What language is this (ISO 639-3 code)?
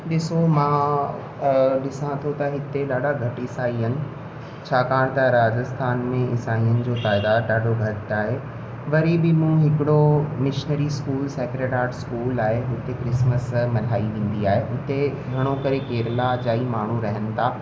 snd